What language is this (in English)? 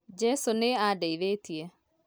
Kikuyu